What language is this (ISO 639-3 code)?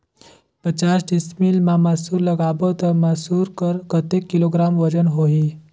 hne